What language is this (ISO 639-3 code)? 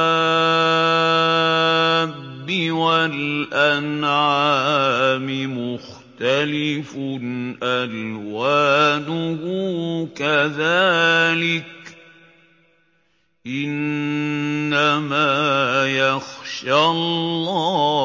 ara